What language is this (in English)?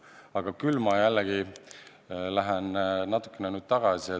Estonian